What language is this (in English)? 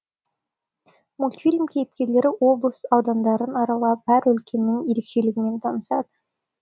Kazakh